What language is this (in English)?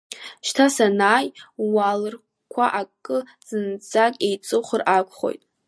Abkhazian